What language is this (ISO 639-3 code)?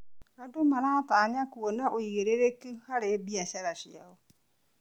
kik